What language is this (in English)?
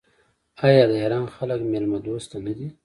Pashto